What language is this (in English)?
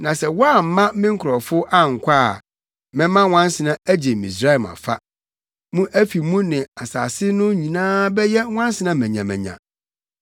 Akan